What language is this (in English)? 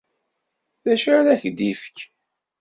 Kabyle